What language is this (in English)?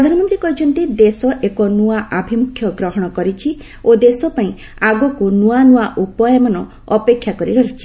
Odia